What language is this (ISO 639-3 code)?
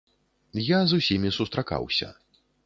bel